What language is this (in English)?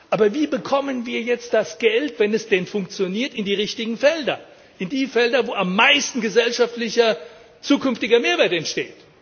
German